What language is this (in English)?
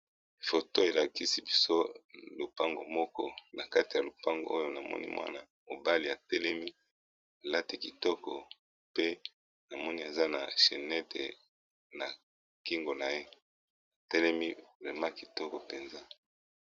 Lingala